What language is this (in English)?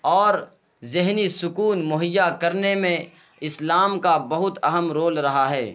Urdu